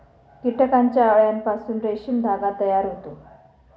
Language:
Marathi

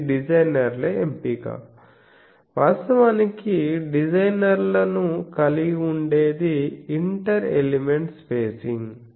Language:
Telugu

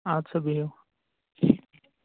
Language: Kashmiri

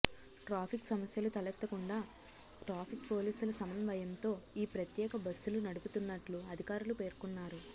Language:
Telugu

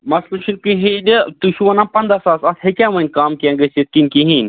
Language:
Kashmiri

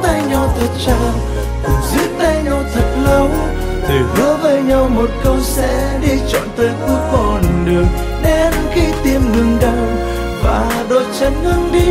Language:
Vietnamese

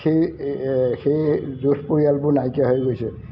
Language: Assamese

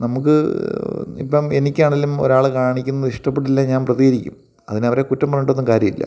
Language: Malayalam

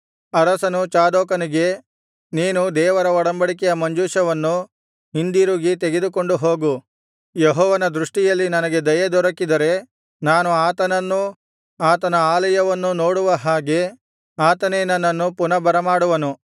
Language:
Kannada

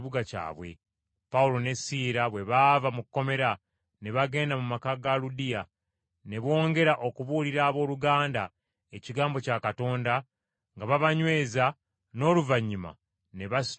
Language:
Ganda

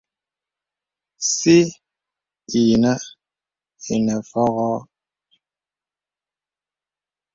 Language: Bebele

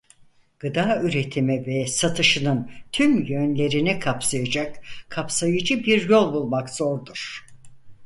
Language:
Turkish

